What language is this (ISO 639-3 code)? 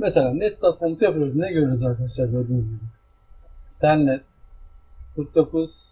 tur